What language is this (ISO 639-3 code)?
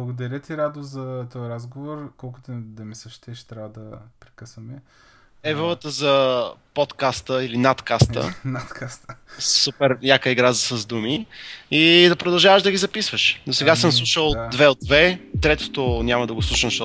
bul